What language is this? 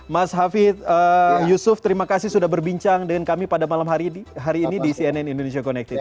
Indonesian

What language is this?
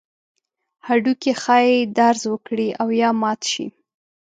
Pashto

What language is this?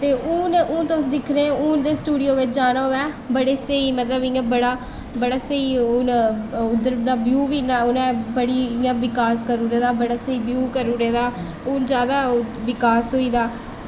Dogri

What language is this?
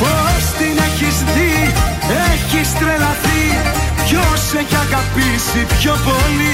Greek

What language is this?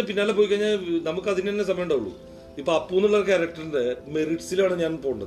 Malayalam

